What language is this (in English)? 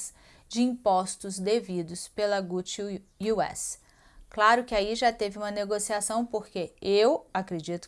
Portuguese